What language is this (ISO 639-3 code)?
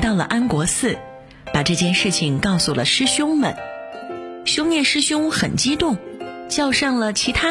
zho